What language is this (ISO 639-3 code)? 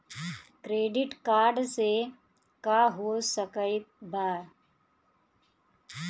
bho